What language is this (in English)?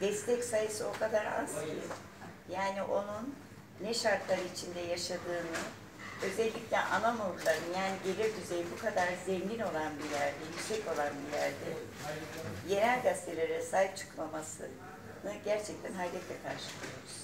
Turkish